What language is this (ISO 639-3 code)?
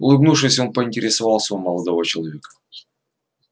rus